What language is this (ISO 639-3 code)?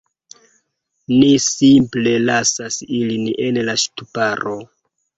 epo